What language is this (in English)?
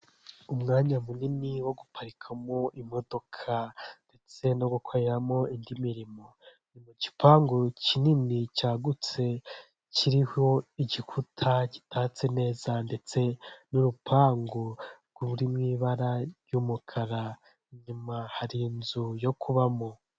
Kinyarwanda